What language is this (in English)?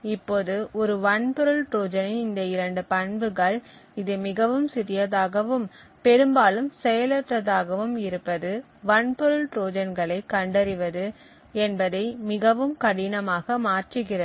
Tamil